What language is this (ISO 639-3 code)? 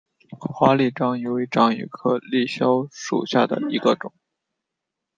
zho